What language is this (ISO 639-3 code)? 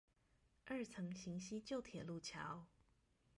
zho